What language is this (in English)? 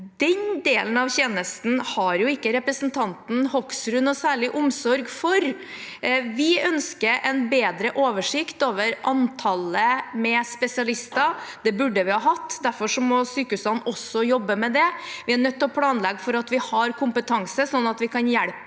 Norwegian